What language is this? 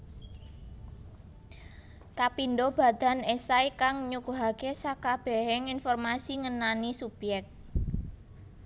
Javanese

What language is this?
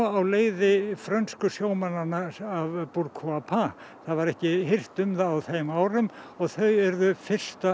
Icelandic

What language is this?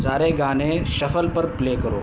Urdu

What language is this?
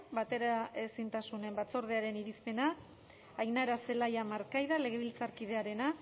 Basque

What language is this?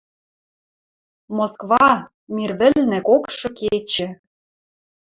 Western Mari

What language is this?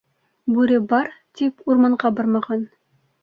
Bashkir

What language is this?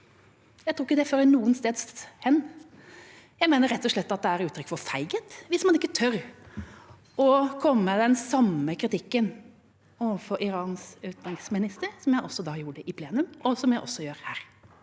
Norwegian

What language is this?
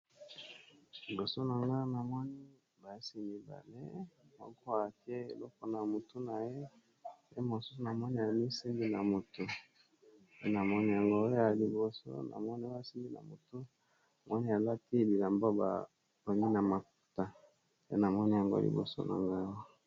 Lingala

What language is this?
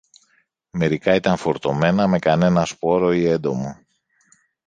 Greek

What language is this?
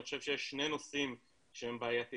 Hebrew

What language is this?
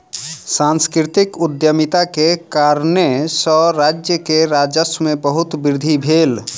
Maithili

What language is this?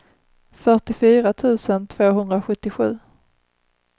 Swedish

